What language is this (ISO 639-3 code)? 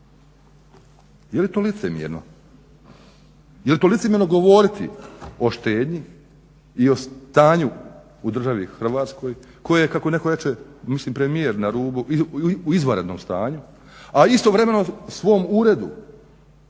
hrv